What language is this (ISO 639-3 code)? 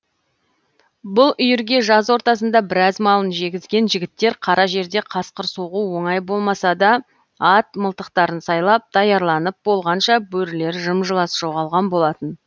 kaz